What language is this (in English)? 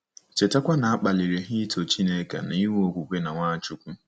Igbo